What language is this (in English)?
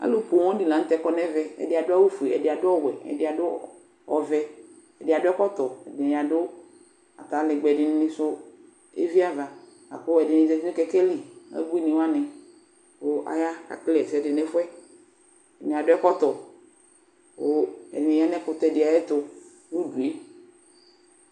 Ikposo